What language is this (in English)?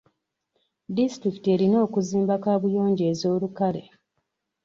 Ganda